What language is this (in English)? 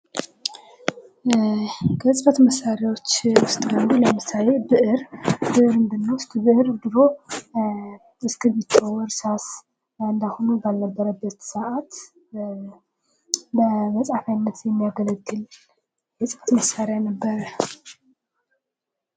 Amharic